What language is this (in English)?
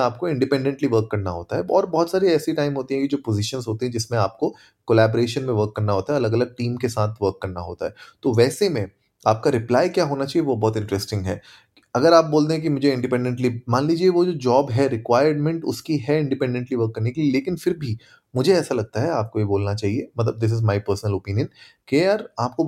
Hindi